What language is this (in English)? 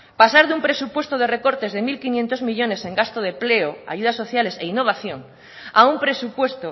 Spanish